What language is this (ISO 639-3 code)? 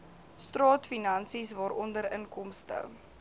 afr